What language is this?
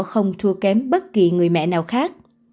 Vietnamese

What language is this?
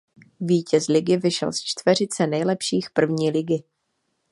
Czech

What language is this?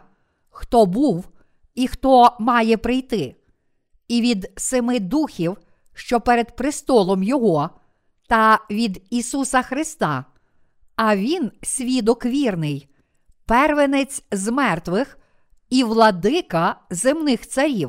Ukrainian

